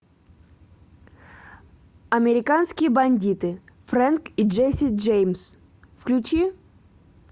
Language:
Russian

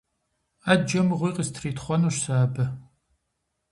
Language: Kabardian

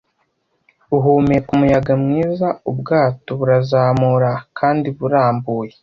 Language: Kinyarwanda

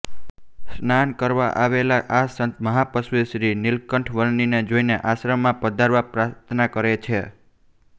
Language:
Gujarati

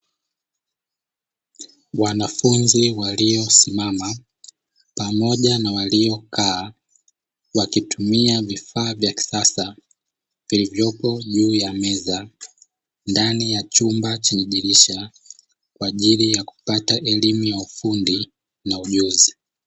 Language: Swahili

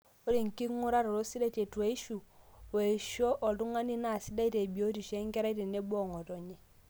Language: Masai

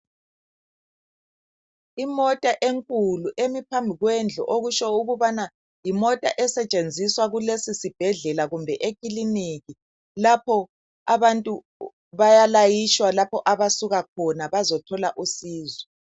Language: North Ndebele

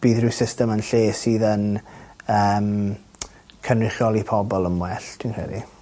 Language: Welsh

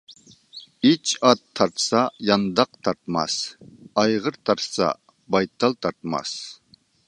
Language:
Uyghur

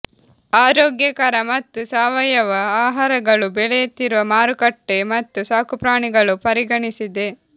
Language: Kannada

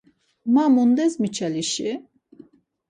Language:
Laz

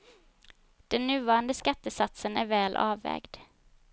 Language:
Swedish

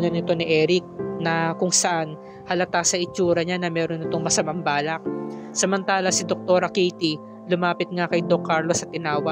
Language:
Filipino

